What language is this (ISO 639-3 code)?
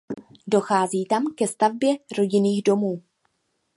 ces